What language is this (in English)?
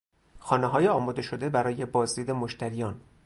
Persian